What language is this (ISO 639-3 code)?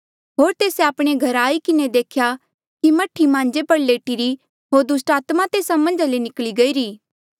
mjl